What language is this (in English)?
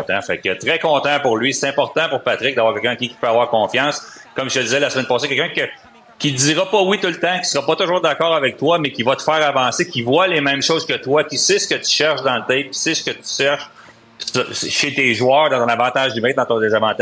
French